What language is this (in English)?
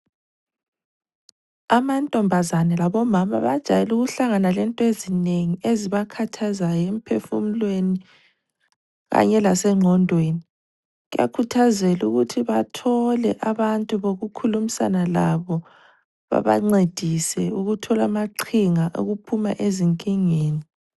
North Ndebele